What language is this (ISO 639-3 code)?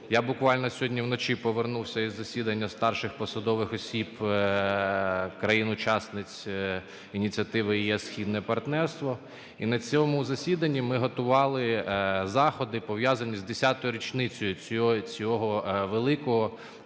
ukr